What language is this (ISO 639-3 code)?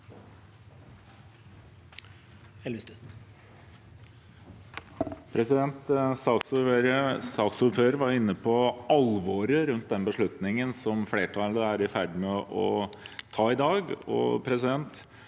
nor